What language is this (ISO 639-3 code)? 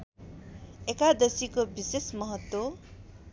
nep